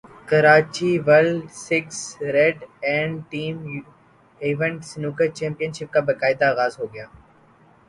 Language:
Urdu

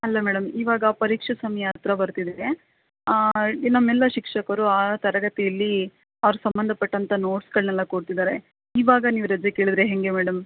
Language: Kannada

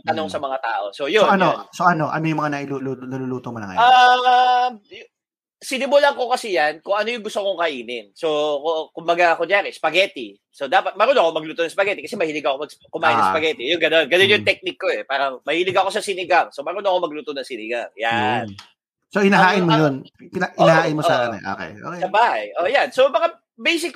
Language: Filipino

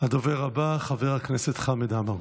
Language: Hebrew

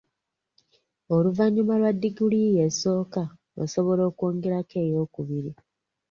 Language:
Ganda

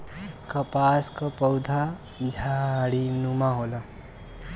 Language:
Bhojpuri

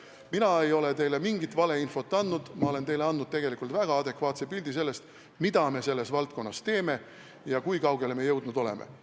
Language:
Estonian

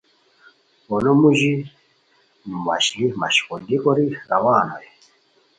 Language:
Khowar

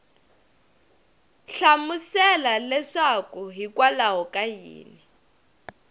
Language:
Tsonga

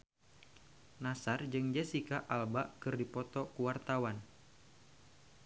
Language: Sundanese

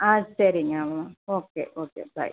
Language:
Tamil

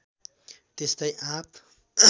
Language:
Nepali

